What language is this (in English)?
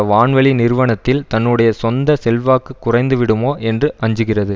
Tamil